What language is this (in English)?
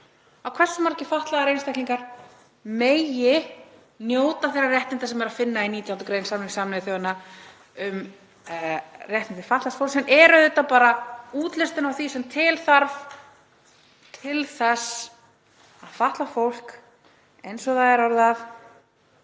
Icelandic